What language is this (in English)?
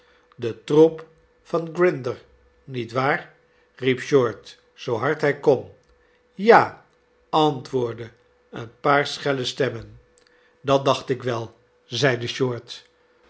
Dutch